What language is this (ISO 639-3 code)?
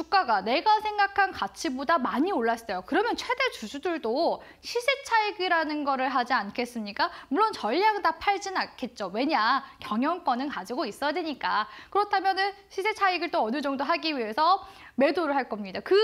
kor